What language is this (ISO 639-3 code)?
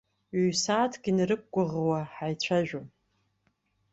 abk